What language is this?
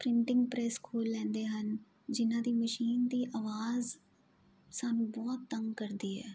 Punjabi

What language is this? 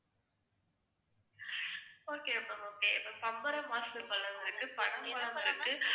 Tamil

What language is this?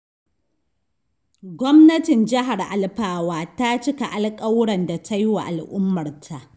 Hausa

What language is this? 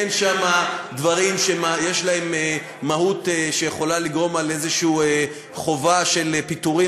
Hebrew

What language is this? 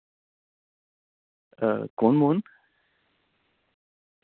Dogri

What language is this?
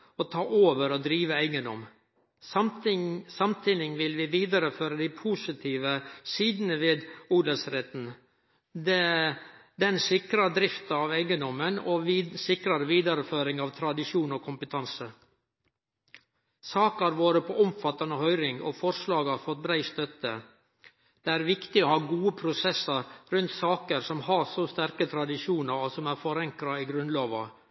Norwegian Nynorsk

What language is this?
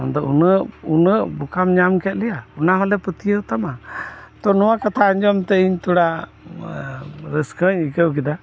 Santali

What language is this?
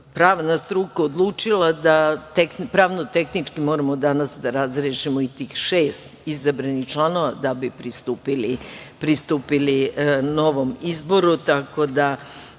Serbian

